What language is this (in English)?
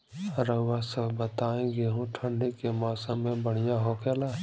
Bhojpuri